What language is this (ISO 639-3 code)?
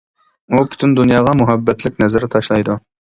uig